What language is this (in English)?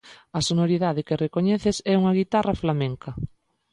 Galician